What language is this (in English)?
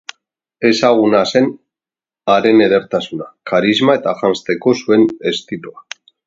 Basque